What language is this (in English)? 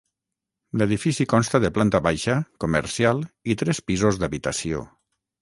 Catalan